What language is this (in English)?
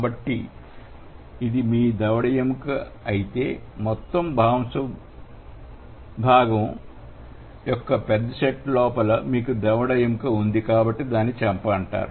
Telugu